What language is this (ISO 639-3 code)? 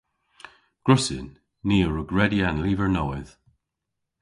cor